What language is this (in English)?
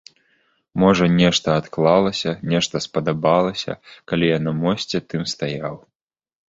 Belarusian